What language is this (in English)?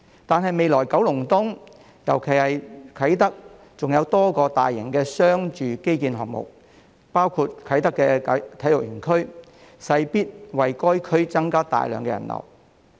Cantonese